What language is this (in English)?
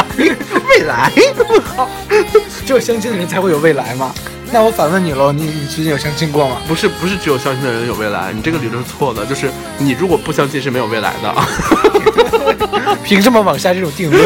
Chinese